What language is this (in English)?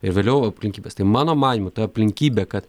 Lithuanian